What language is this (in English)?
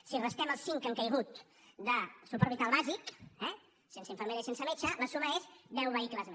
Catalan